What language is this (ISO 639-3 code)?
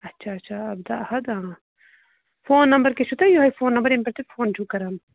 kas